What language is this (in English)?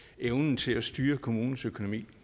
Danish